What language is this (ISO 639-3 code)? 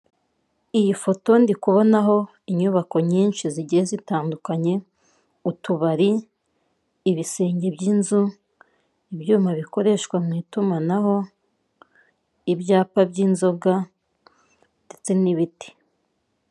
kin